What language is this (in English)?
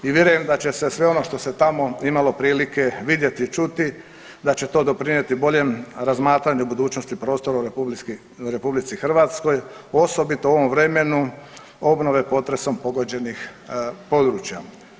Croatian